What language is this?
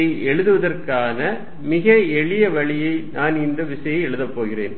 Tamil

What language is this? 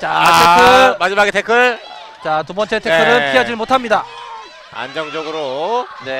Korean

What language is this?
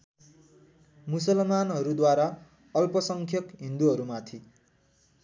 Nepali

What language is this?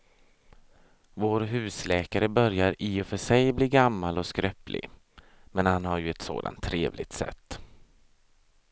Swedish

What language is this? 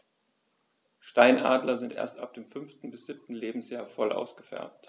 German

